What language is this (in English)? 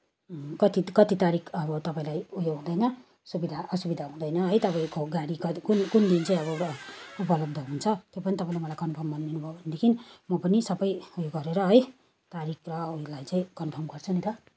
Nepali